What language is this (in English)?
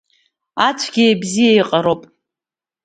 Abkhazian